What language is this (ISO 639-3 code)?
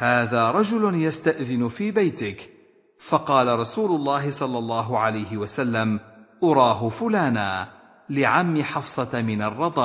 ara